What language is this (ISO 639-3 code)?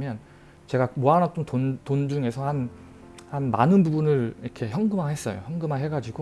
kor